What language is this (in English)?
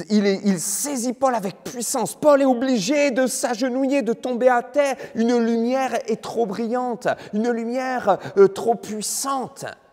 French